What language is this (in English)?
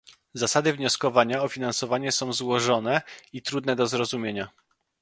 Polish